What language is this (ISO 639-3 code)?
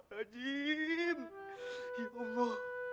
ind